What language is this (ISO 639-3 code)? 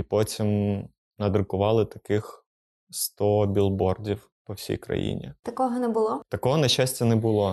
ukr